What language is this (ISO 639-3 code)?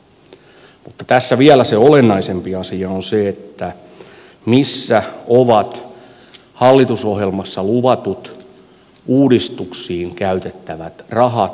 fin